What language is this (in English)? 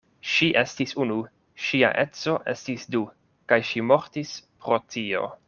Esperanto